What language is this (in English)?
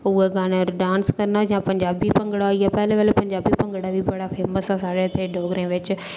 Dogri